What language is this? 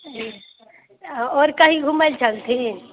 Maithili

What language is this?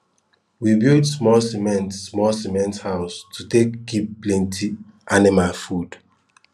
Nigerian Pidgin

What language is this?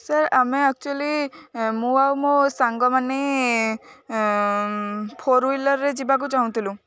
Odia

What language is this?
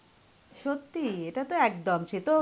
Bangla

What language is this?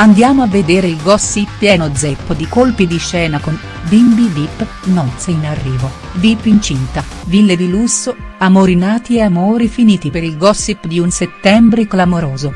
Italian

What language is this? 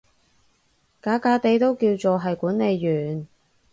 Cantonese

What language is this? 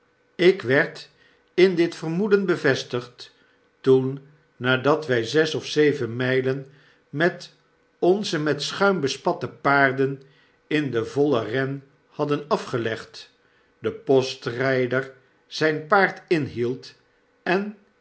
Dutch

